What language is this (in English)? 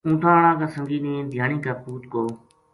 Gujari